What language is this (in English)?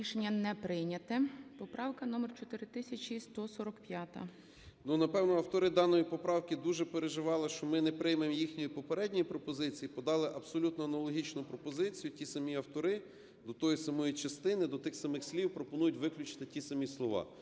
Ukrainian